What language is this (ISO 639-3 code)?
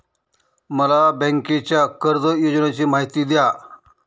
mar